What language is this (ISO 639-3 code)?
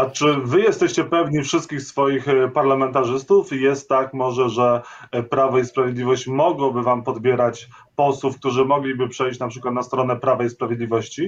pol